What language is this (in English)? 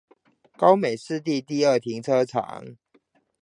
Chinese